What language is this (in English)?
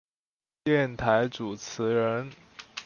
Chinese